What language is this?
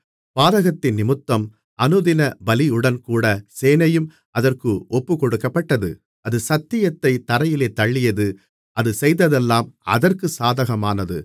Tamil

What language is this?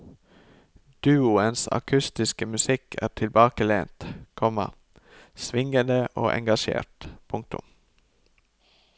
Norwegian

